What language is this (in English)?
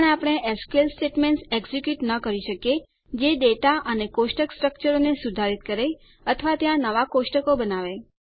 Gujarati